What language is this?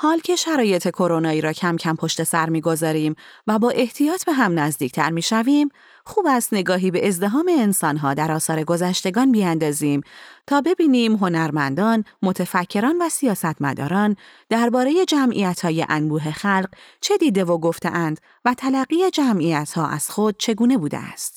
Persian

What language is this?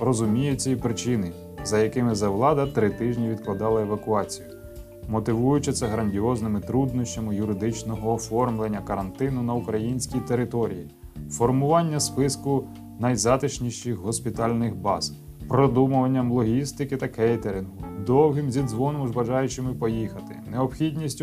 Ukrainian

